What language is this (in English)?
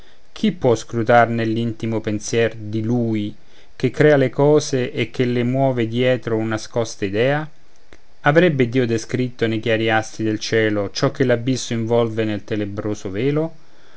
Italian